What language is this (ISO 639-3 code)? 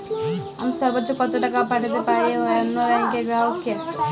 ben